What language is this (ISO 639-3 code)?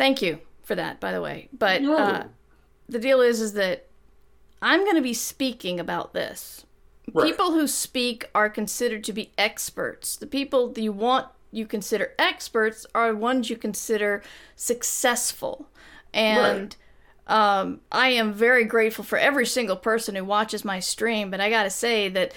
eng